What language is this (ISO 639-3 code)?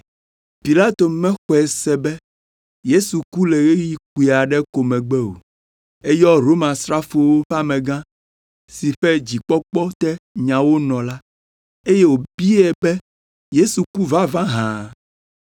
ewe